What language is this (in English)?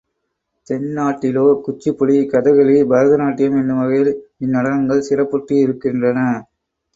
Tamil